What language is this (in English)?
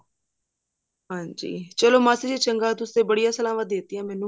Punjabi